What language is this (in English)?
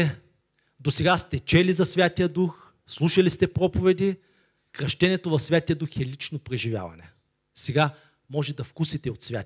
Bulgarian